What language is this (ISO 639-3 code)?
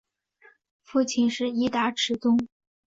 zho